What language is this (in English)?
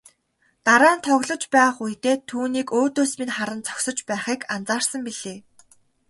Mongolian